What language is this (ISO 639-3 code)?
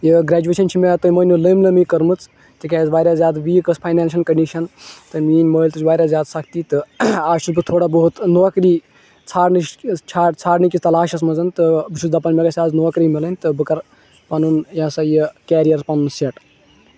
kas